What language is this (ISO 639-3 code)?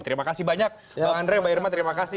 ind